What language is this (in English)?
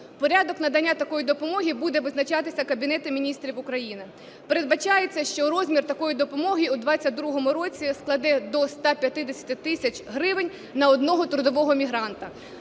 Ukrainian